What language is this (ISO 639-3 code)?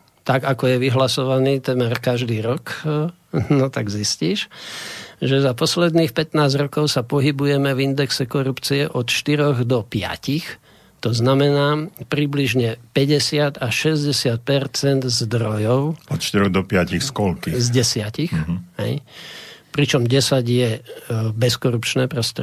slk